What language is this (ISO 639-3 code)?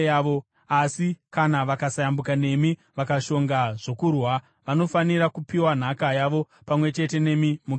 sna